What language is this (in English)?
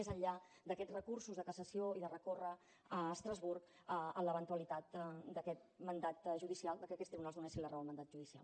Catalan